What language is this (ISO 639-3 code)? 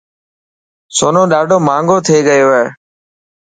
mki